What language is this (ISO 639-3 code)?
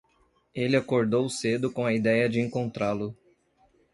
por